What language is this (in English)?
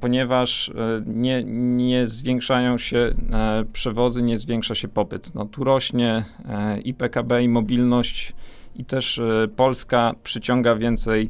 Polish